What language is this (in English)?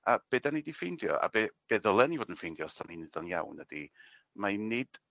Welsh